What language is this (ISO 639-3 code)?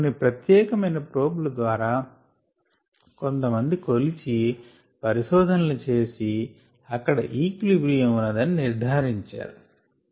tel